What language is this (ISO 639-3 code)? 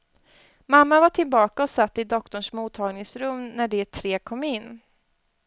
swe